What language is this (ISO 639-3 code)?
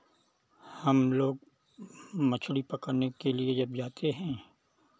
hin